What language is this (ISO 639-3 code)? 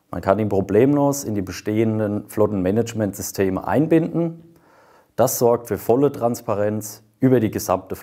deu